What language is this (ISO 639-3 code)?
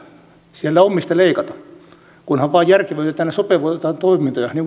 fin